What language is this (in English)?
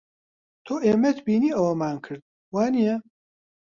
Central Kurdish